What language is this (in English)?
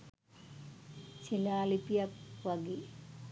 Sinhala